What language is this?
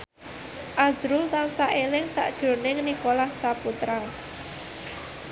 Javanese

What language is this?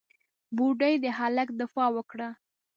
Pashto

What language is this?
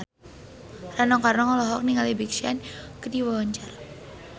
Sundanese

